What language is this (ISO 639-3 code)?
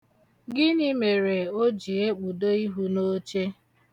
ibo